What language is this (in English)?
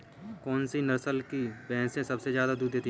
Hindi